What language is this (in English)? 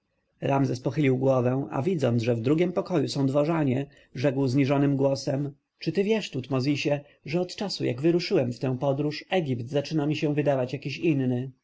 Polish